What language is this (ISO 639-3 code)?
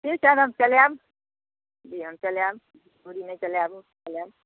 mai